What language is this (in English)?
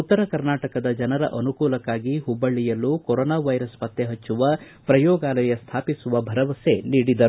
Kannada